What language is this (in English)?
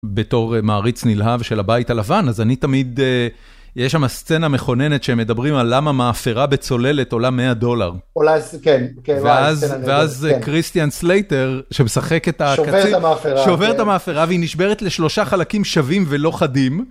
Hebrew